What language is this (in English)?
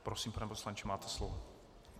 Czech